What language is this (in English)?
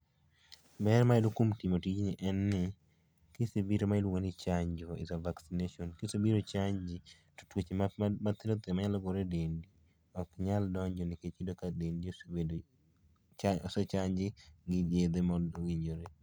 Luo (Kenya and Tanzania)